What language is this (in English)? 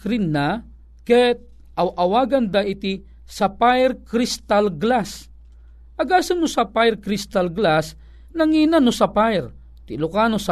Filipino